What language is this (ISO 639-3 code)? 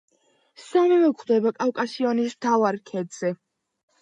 kat